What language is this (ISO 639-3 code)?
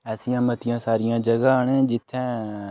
doi